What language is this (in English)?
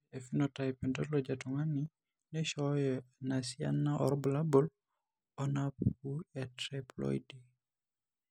Masai